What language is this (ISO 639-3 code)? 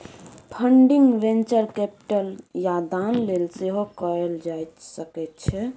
mai